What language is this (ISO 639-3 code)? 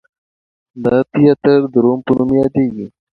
pus